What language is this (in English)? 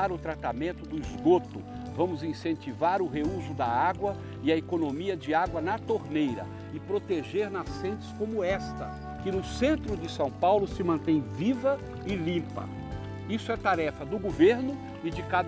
Portuguese